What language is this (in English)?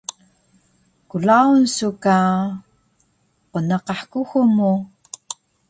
Taroko